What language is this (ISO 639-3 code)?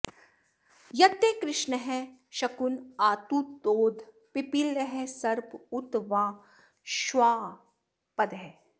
san